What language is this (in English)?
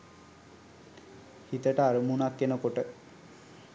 Sinhala